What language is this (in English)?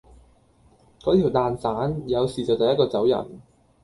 Cantonese